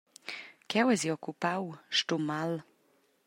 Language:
Romansh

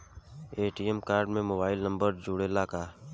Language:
Bhojpuri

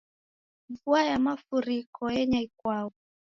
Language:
Taita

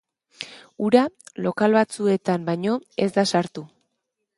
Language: Basque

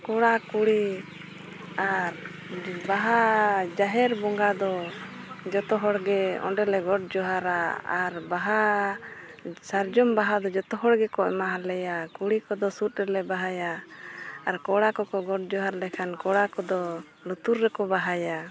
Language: Santali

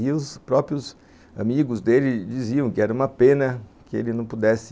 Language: Portuguese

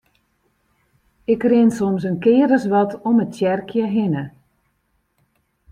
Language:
Western Frisian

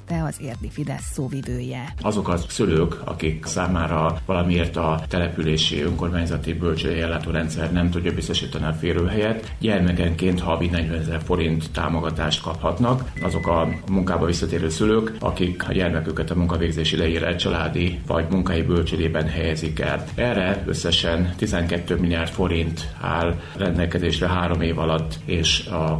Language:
Hungarian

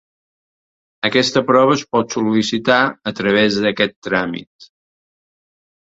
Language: Catalan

